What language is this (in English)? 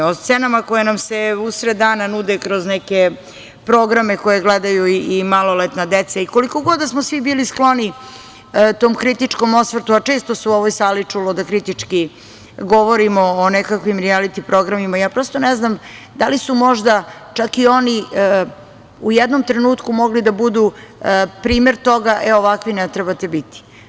Serbian